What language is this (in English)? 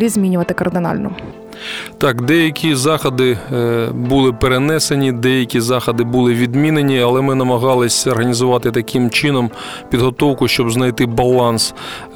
Ukrainian